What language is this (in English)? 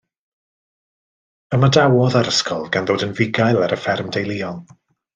Welsh